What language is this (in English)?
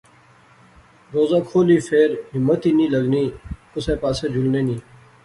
Pahari-Potwari